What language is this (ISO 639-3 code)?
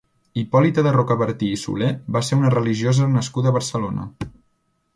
cat